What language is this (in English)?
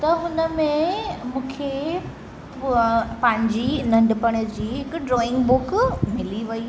Sindhi